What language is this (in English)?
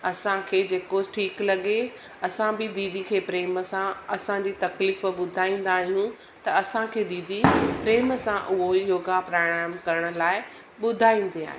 Sindhi